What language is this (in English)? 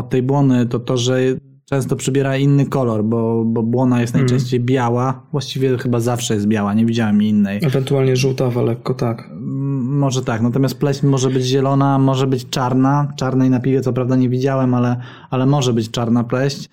Polish